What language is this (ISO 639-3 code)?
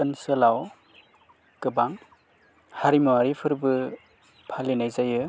brx